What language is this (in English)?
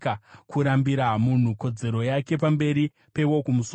Shona